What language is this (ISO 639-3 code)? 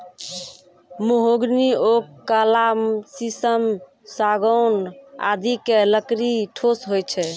mai